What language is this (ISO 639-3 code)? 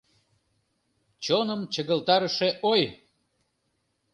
chm